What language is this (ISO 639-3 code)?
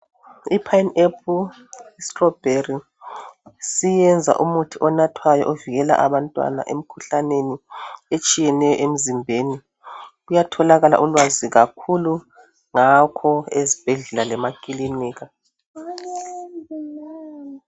nde